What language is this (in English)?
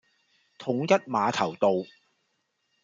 Cantonese